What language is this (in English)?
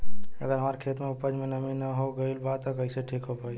Bhojpuri